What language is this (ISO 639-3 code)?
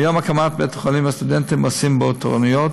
heb